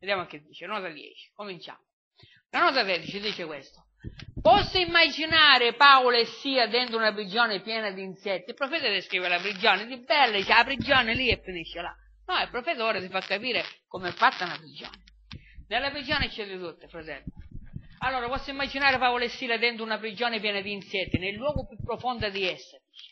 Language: Italian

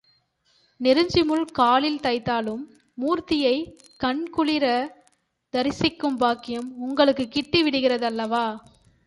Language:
Tamil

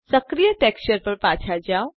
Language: Gujarati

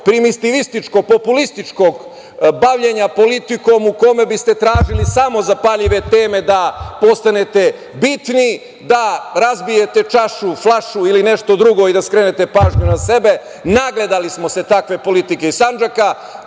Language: Serbian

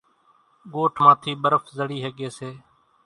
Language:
Kachi Koli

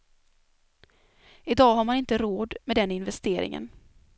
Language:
Swedish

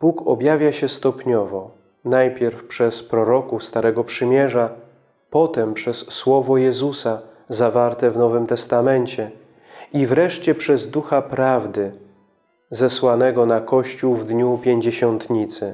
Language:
Polish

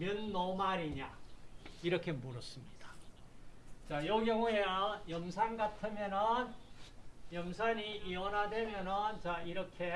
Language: Korean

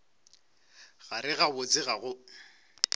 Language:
Northern Sotho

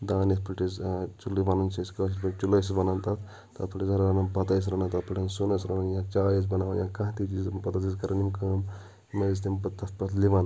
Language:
Kashmiri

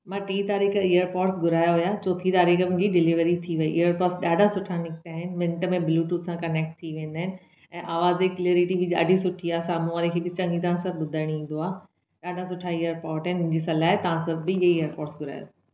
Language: Sindhi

